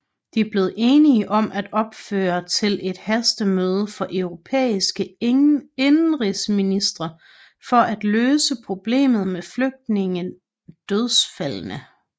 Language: Danish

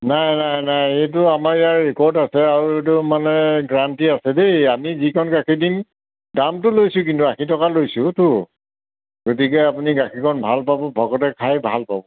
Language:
Assamese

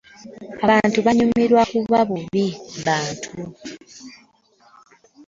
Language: Ganda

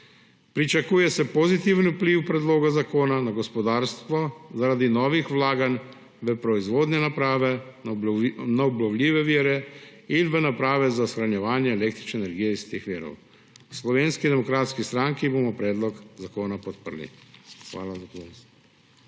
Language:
Slovenian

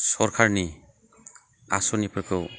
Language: Bodo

